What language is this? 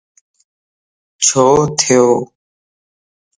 Lasi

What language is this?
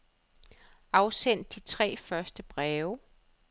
Danish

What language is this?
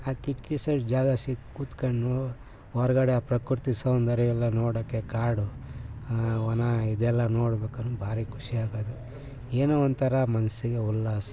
Kannada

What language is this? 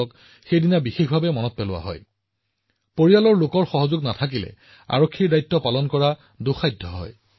Assamese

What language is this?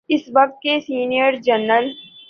Urdu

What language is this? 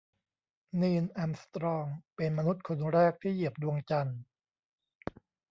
Thai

